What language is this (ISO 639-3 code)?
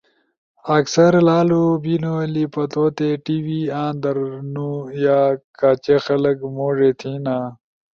ush